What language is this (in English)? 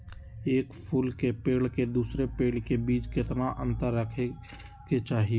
Magahi